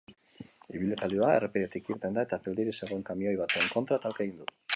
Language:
Basque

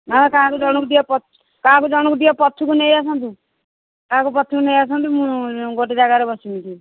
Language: Odia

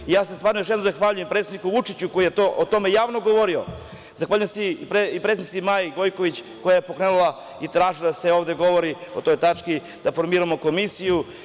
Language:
Serbian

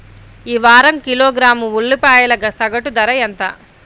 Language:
Telugu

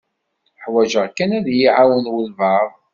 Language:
Kabyle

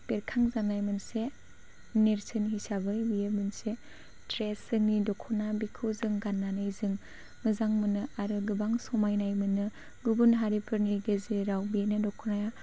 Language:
Bodo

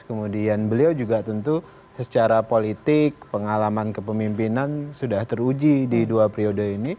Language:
Indonesian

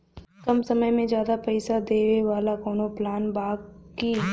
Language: Bhojpuri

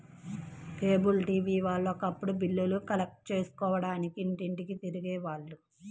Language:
Telugu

